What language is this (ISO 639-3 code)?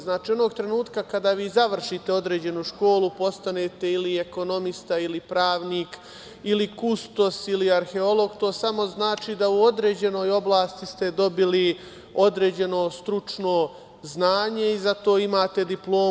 srp